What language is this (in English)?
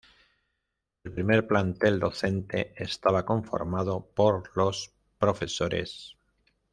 Spanish